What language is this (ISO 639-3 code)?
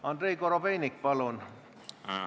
est